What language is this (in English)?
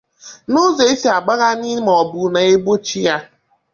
Igbo